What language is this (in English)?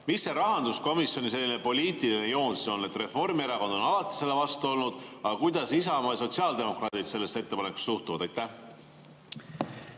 Estonian